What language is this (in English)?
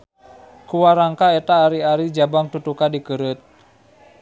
Sundanese